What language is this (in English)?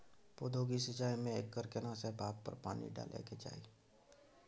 Maithili